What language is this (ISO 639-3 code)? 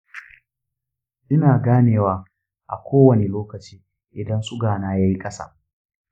hau